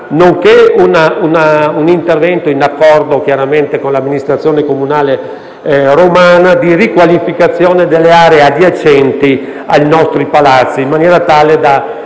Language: Italian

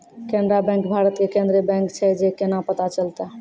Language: Maithili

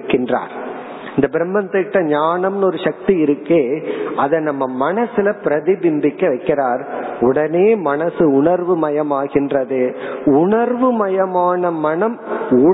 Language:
Tamil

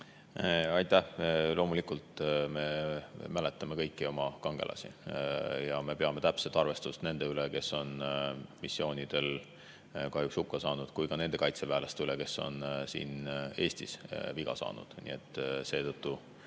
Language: Estonian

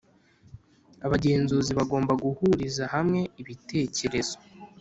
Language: Kinyarwanda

